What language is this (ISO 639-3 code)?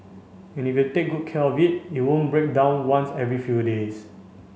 eng